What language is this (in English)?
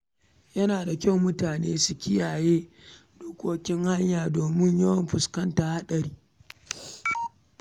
Hausa